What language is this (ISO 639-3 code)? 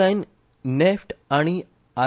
kok